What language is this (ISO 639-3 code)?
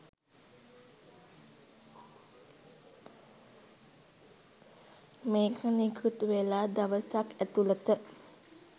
sin